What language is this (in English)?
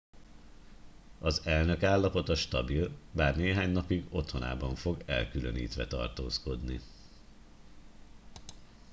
Hungarian